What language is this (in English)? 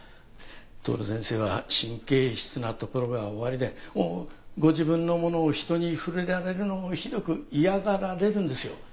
Japanese